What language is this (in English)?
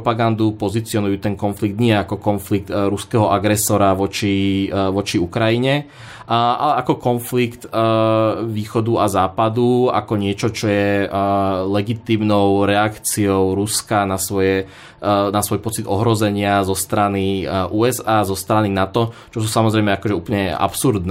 Slovak